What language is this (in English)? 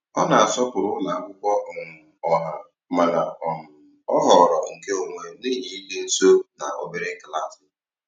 Igbo